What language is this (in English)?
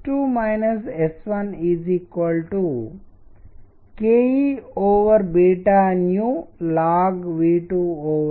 Telugu